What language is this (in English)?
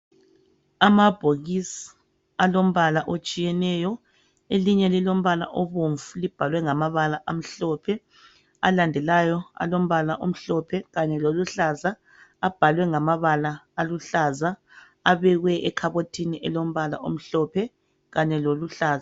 North Ndebele